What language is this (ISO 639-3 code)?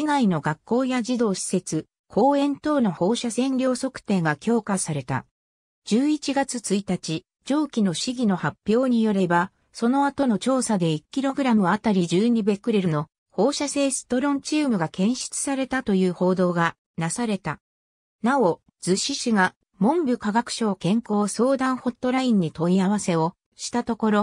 jpn